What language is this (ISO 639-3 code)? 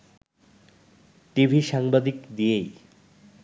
ben